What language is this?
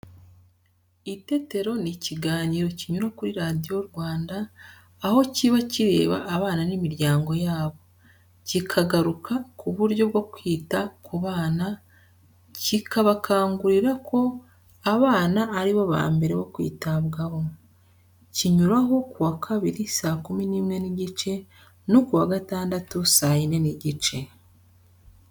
Kinyarwanda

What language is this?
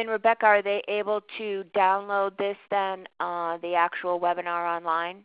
English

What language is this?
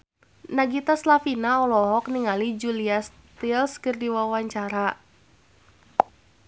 Sundanese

